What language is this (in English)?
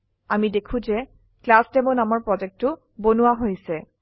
Assamese